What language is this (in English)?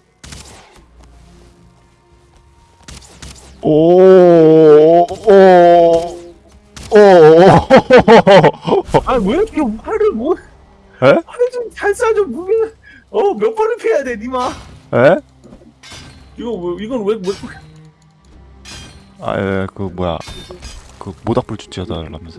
Korean